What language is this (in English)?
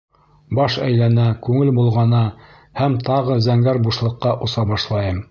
Bashkir